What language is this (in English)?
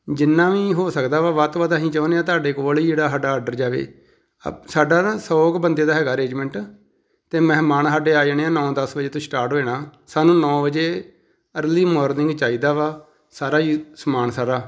Punjabi